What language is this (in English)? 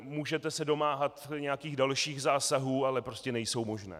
Czech